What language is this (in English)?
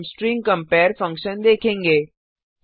Hindi